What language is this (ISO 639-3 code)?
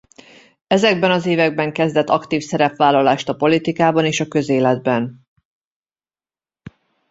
hun